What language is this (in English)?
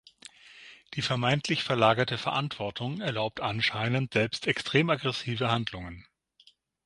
German